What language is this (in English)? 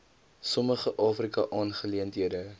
Afrikaans